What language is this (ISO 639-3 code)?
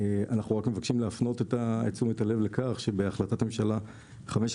heb